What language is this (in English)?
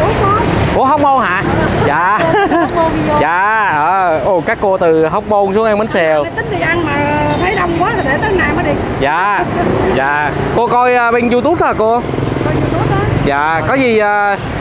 Vietnamese